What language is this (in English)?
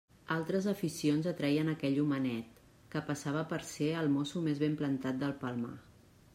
Catalan